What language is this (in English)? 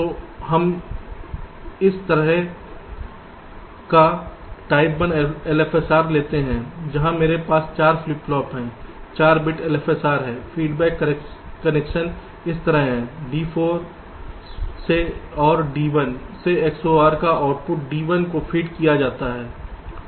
Hindi